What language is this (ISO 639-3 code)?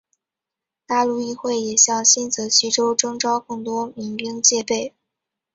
zho